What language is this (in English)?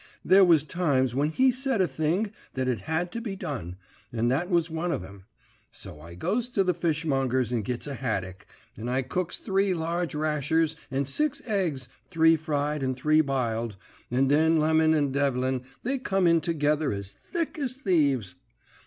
English